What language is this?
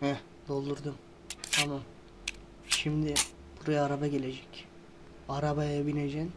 Turkish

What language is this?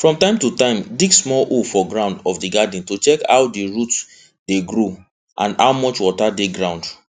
Nigerian Pidgin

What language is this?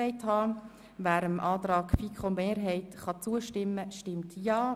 Swiss German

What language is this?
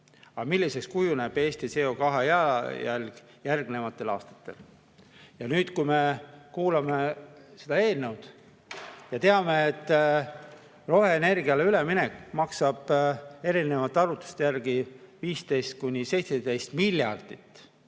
Estonian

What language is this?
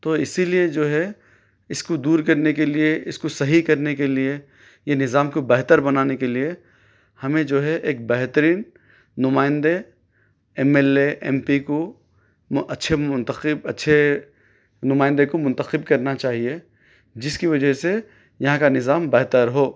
Urdu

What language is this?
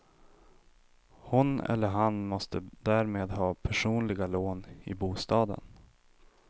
Swedish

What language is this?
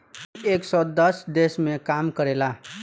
Bhojpuri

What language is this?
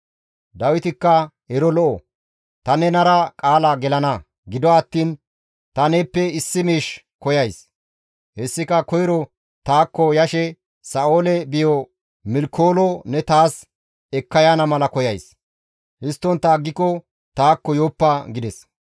Gamo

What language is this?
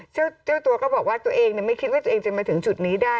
Thai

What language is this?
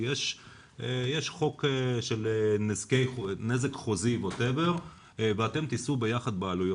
Hebrew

